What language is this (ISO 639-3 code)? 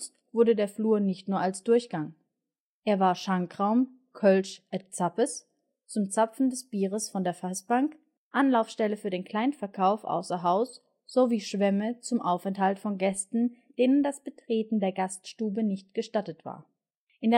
deu